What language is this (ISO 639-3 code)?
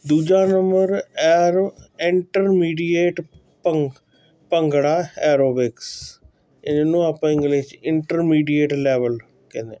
pan